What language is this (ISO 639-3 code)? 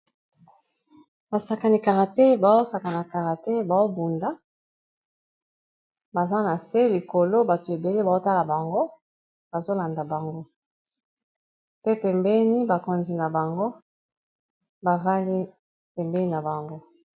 lin